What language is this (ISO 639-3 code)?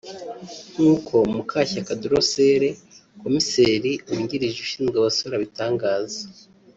kin